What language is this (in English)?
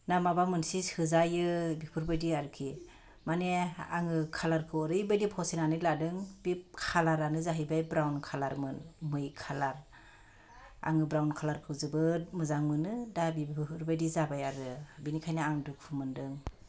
Bodo